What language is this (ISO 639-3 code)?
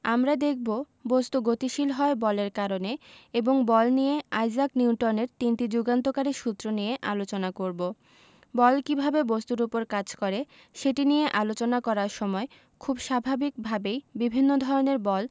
ben